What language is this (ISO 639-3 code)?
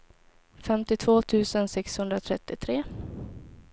swe